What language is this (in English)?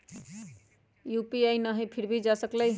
Magahi